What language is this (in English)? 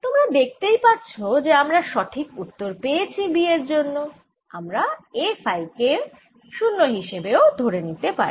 Bangla